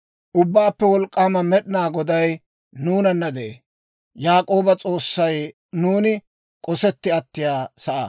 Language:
Dawro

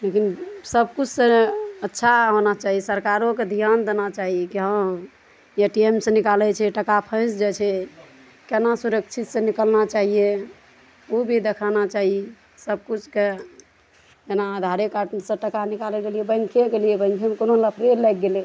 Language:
Maithili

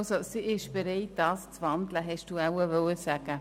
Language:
Swiss German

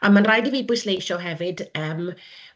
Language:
Welsh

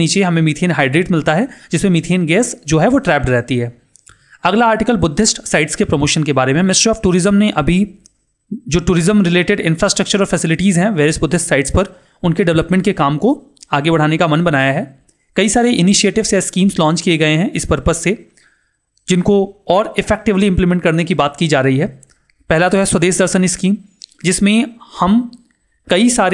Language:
Hindi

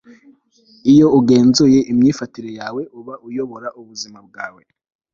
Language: Kinyarwanda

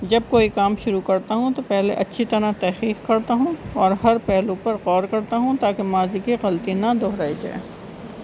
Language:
Urdu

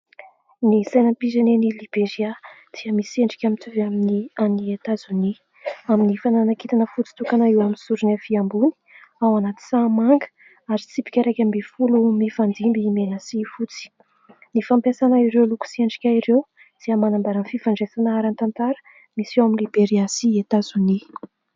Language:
Malagasy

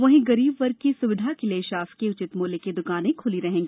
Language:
Hindi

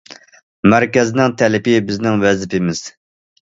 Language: Uyghur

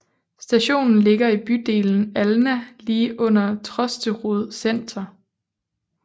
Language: Danish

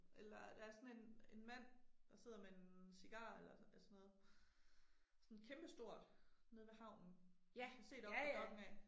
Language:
Danish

